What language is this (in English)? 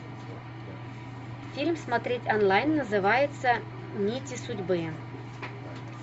Russian